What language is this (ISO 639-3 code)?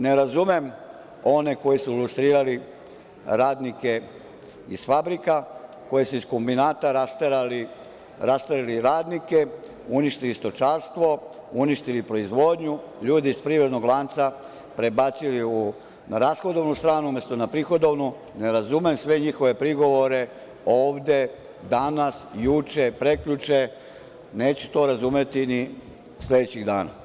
srp